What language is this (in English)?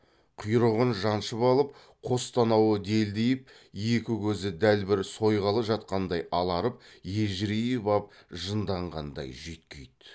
Kazakh